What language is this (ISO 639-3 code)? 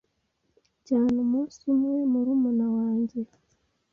kin